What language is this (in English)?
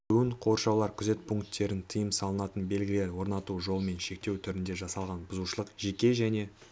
Kazakh